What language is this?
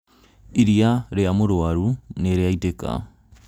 Kikuyu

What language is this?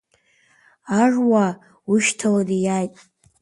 Abkhazian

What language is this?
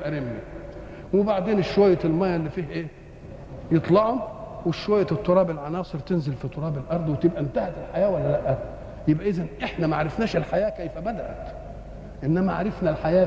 Arabic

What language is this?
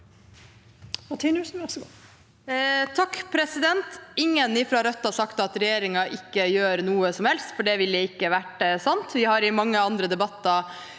Norwegian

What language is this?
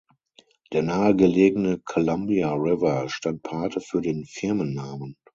German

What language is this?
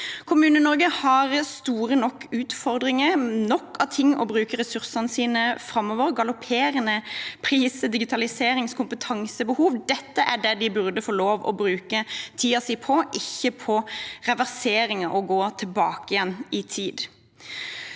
Norwegian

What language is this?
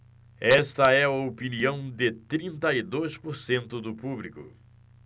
Portuguese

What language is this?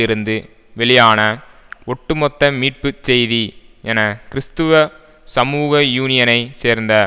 Tamil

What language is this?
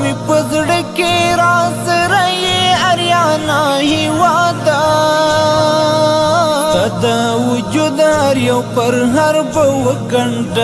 Pashto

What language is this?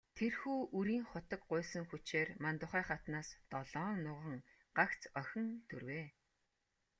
Mongolian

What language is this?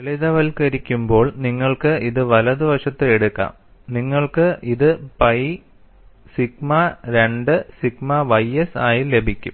Malayalam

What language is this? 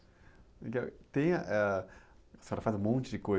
Portuguese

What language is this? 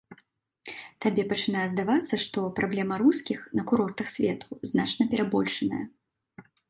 Belarusian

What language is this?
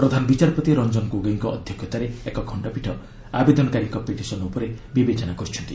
Odia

